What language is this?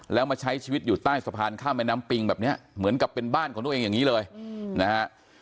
Thai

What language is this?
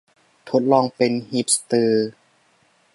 Thai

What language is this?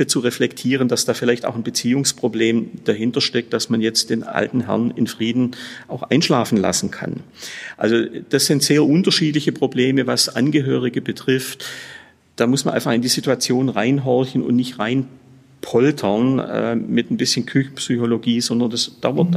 German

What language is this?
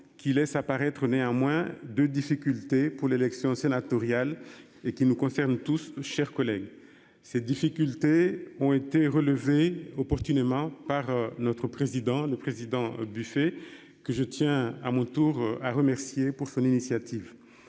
French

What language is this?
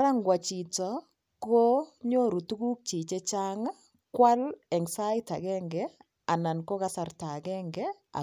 Kalenjin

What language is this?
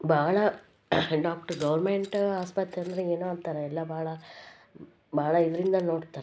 Kannada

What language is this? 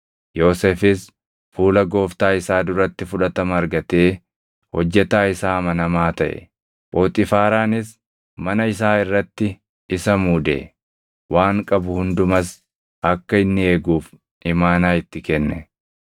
Oromo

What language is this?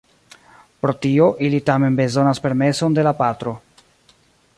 Esperanto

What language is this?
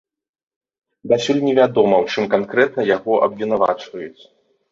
Belarusian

